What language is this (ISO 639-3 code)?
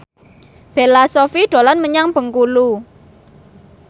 jav